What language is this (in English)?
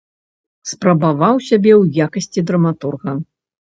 Belarusian